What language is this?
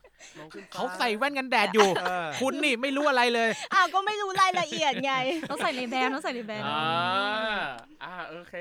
Thai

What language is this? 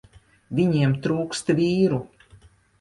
Latvian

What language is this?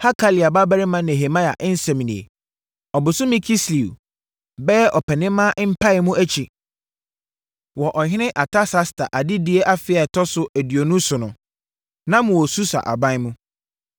Akan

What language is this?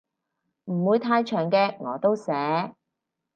Cantonese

